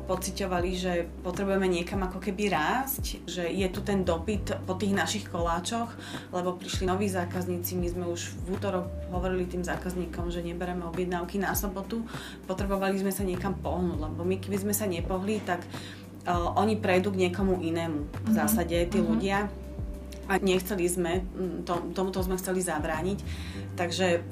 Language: Slovak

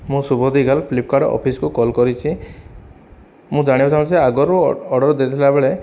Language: Odia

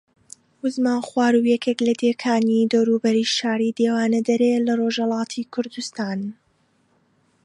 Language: Central Kurdish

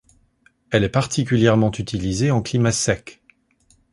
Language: French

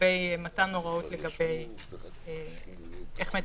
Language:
Hebrew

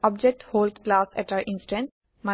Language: Assamese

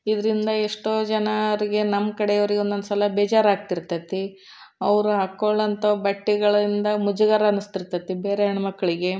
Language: Kannada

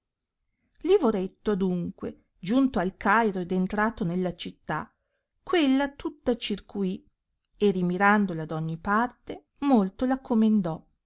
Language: Italian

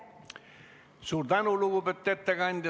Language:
Estonian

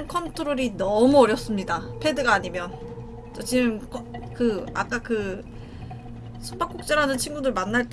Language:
Korean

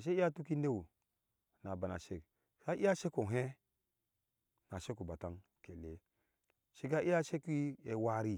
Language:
Ashe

